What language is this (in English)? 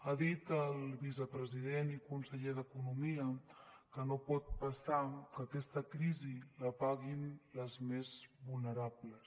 Catalan